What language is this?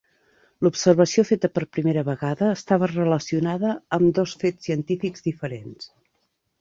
Catalan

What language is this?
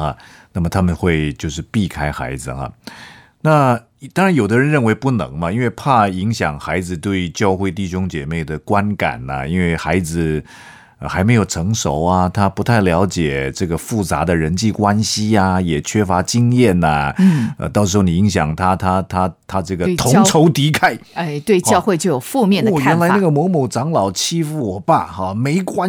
Chinese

